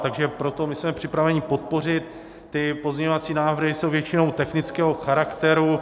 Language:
Czech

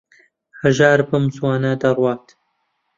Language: Central Kurdish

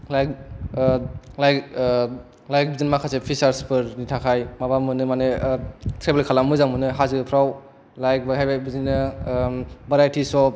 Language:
Bodo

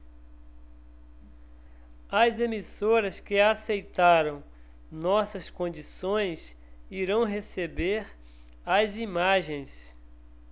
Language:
Portuguese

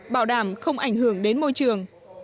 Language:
Vietnamese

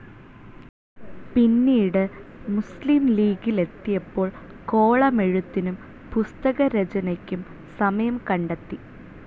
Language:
Malayalam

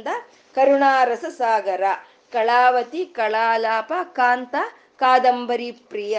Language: Kannada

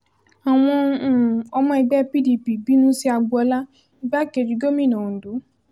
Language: Yoruba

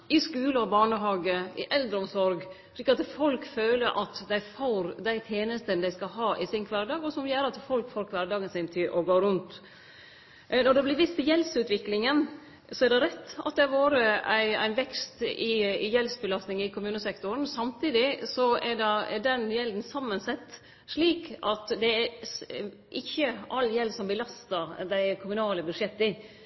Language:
Norwegian Nynorsk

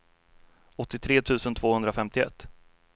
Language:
Swedish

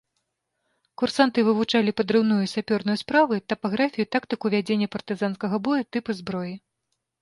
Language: Belarusian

